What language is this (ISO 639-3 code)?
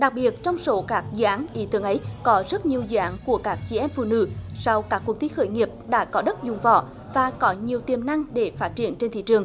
vie